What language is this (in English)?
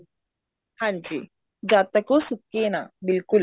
Punjabi